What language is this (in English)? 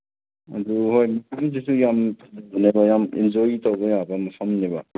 Manipuri